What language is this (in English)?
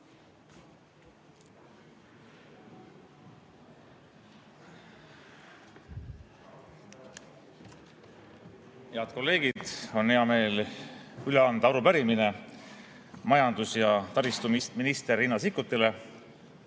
Estonian